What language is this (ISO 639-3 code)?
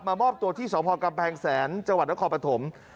tha